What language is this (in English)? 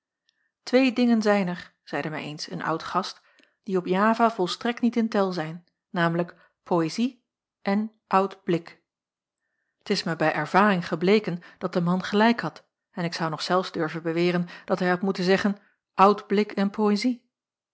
Dutch